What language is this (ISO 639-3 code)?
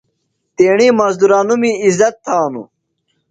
phl